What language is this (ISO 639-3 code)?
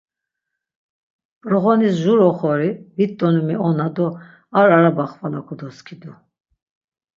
lzz